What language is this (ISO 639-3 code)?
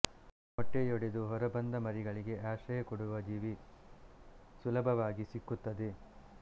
kan